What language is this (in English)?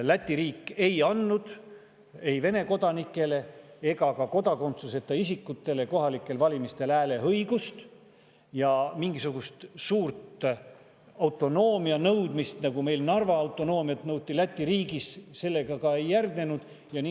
Estonian